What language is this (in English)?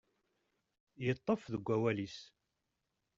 Kabyle